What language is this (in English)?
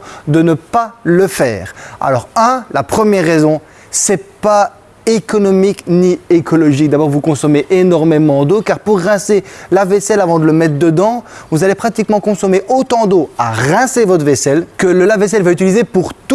French